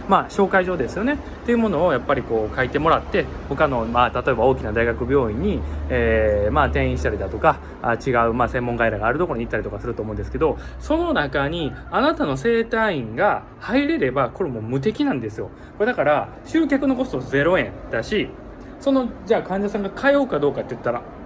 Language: Japanese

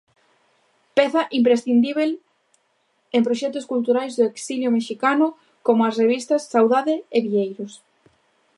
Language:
Galician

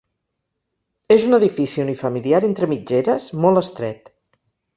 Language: Catalan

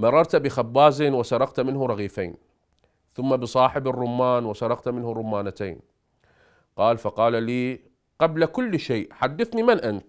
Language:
Arabic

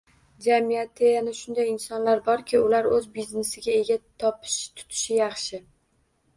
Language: Uzbek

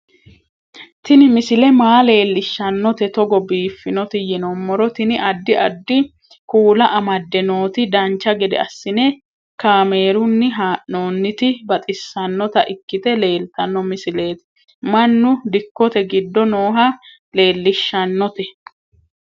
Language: Sidamo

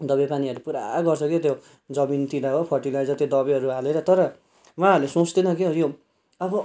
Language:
Nepali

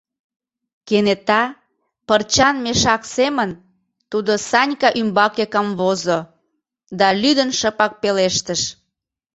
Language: Mari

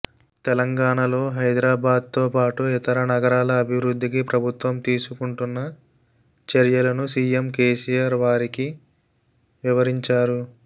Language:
Telugu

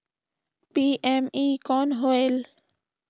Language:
Chhattisgarhi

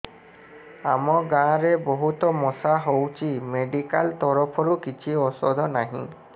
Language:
Odia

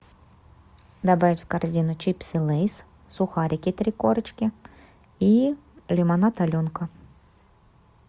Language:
Russian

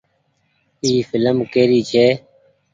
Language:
Goaria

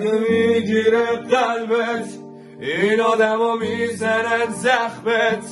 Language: Persian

